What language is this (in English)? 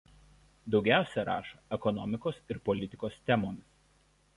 Lithuanian